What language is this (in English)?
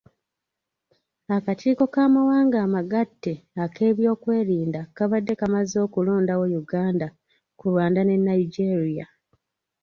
Ganda